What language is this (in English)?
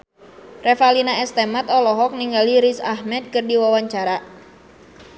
Sundanese